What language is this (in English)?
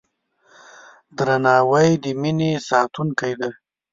Pashto